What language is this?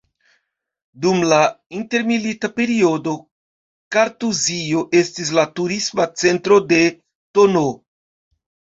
Esperanto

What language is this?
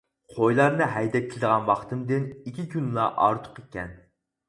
Uyghur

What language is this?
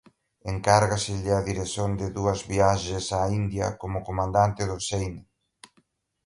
Galician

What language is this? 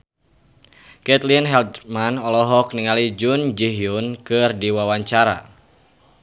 Sundanese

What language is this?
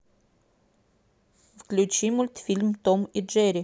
Russian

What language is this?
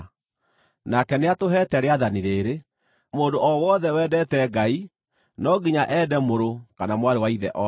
Kikuyu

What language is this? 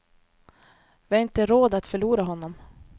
Swedish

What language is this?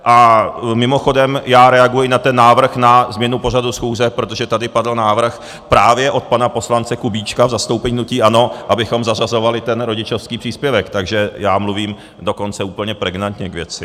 Czech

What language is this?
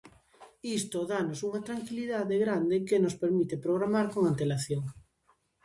Galician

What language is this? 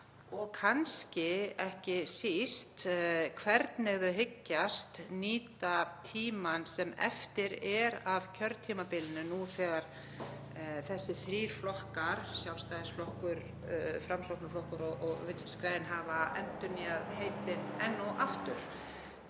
Icelandic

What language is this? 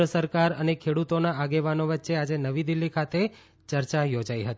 Gujarati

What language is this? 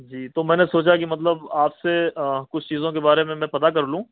Urdu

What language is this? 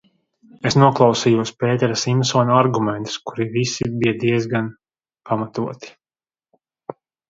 Latvian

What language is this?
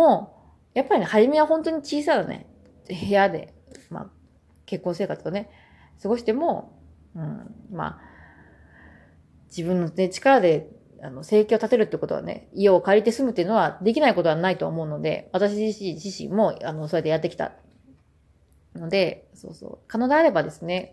Japanese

